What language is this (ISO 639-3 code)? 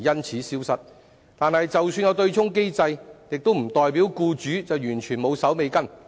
yue